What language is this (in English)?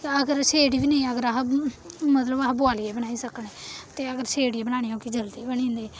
Dogri